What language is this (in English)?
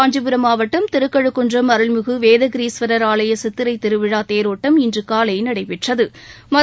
Tamil